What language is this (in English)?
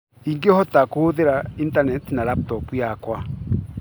Kikuyu